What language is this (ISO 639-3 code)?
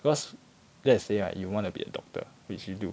eng